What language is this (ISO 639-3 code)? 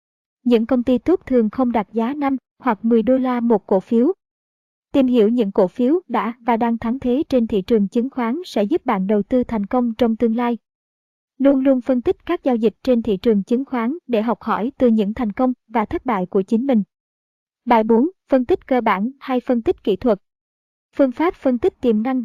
vie